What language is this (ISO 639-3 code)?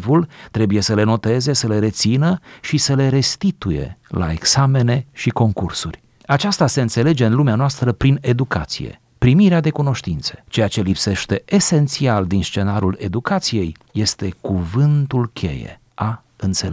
ron